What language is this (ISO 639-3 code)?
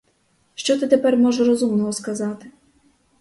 ukr